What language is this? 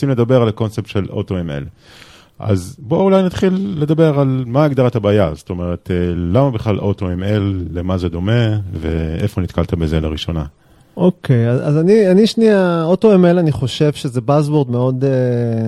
Hebrew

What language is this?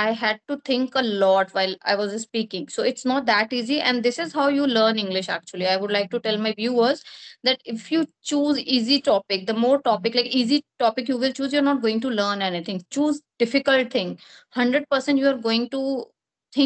English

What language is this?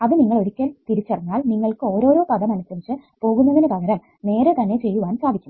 Malayalam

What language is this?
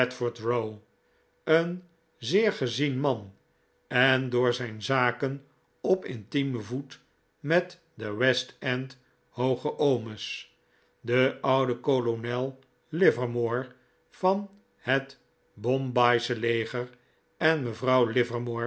Dutch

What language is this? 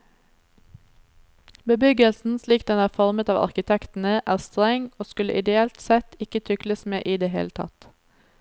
Norwegian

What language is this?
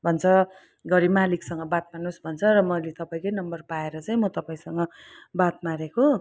Nepali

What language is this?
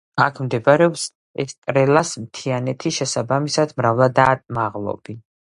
Georgian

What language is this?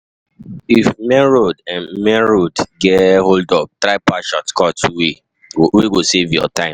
Nigerian Pidgin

